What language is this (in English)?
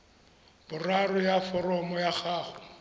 Tswana